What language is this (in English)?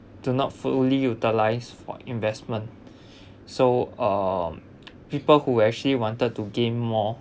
English